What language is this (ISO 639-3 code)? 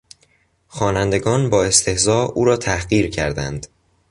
fas